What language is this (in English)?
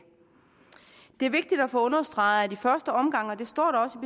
Danish